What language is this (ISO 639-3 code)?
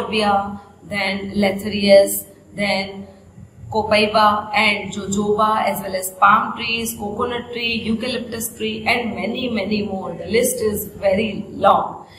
eng